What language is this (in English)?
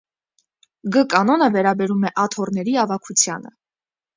Armenian